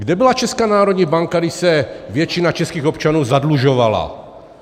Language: Czech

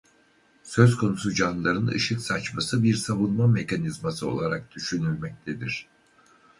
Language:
Turkish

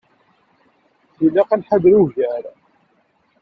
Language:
Kabyle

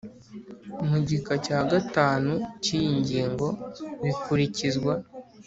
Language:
Kinyarwanda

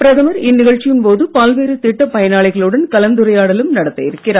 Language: Tamil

